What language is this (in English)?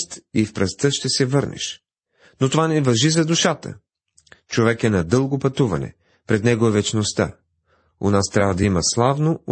Bulgarian